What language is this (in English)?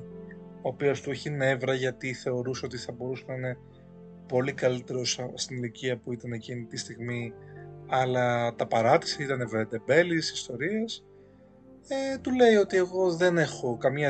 Greek